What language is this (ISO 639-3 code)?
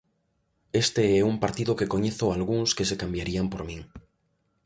glg